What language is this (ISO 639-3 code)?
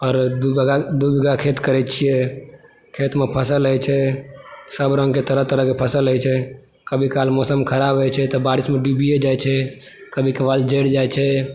mai